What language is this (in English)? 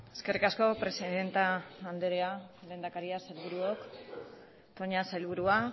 Basque